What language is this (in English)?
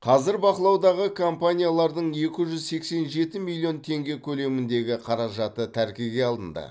Kazakh